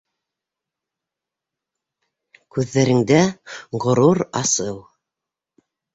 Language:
Bashkir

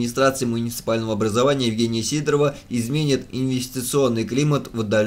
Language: Russian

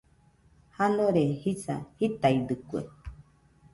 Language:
Nüpode Huitoto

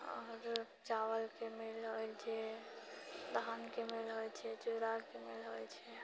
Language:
Maithili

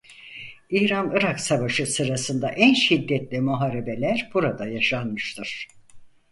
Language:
Turkish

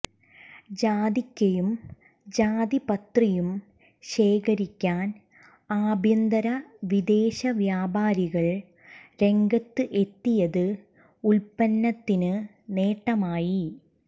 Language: Malayalam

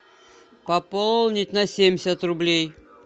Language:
Russian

